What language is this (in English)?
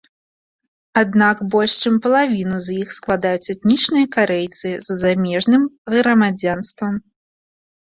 Belarusian